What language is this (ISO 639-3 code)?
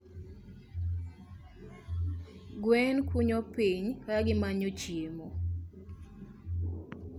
luo